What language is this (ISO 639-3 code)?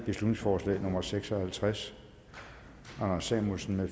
dan